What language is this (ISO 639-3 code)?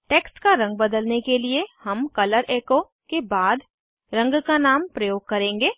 hin